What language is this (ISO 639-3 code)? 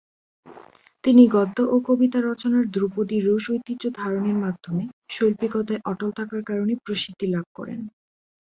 ben